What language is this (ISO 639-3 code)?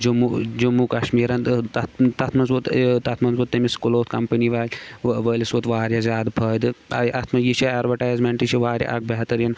kas